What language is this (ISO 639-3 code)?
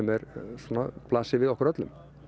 isl